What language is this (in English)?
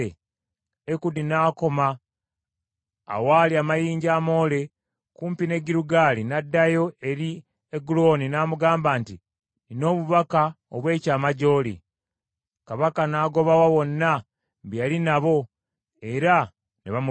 Ganda